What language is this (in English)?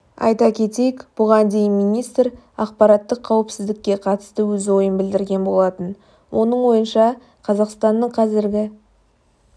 Kazakh